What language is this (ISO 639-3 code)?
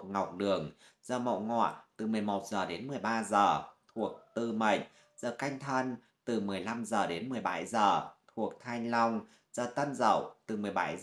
vie